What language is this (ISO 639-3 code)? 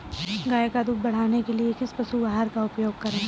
hin